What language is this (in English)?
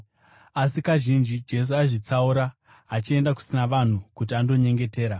Shona